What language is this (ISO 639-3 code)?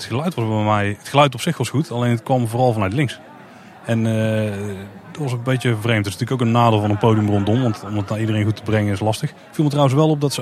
nld